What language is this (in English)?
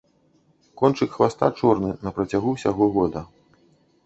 Belarusian